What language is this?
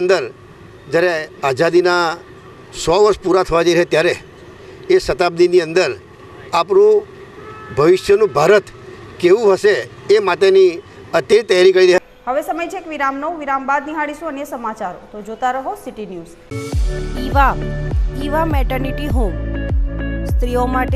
Hindi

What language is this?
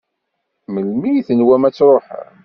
Kabyle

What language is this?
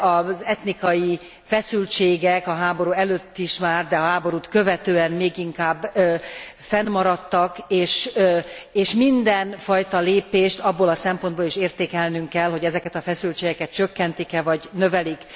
Hungarian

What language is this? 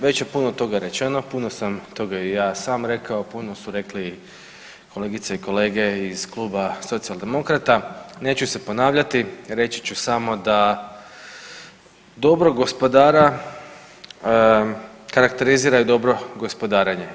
Croatian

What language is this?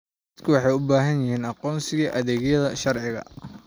Somali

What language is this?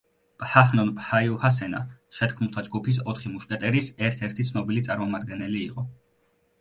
Georgian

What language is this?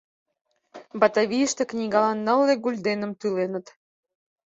Mari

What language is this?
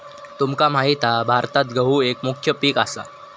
Marathi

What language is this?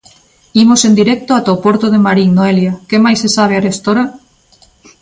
Galician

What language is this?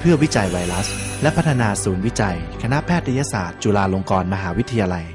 Thai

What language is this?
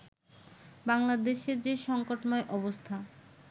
Bangla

